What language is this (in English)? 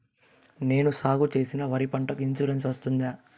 Telugu